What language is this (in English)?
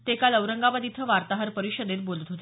Marathi